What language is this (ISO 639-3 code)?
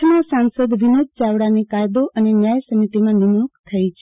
guj